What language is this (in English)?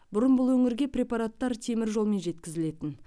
Kazakh